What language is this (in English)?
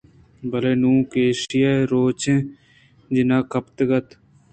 Eastern Balochi